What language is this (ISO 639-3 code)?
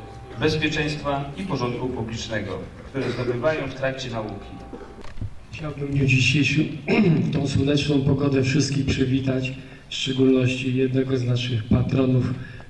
pol